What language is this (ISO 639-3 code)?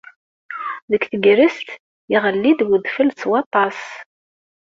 kab